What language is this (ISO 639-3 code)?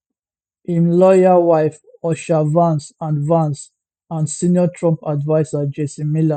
pcm